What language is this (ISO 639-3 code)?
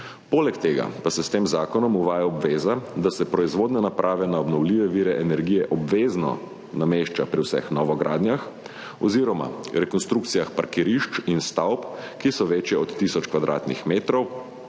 slv